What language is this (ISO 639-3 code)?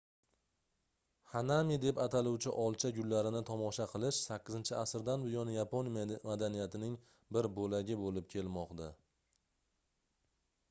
uzb